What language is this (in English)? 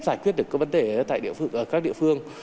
Vietnamese